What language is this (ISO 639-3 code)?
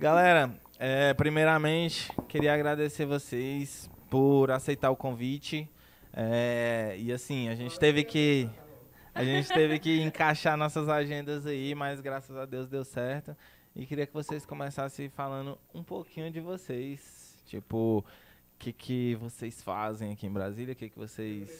por